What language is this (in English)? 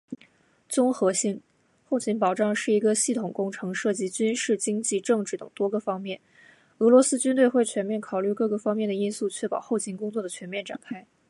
Chinese